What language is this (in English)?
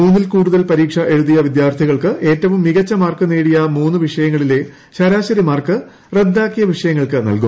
Malayalam